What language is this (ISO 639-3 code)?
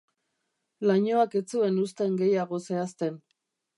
eus